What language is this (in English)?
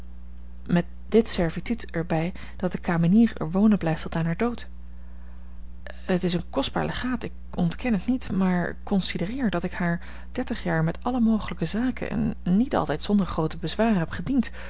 Dutch